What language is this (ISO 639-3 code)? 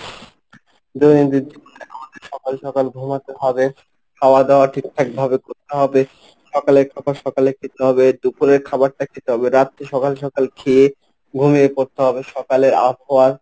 ben